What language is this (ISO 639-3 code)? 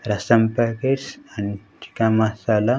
tel